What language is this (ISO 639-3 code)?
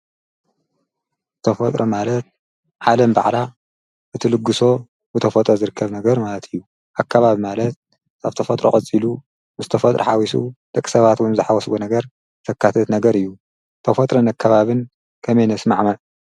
tir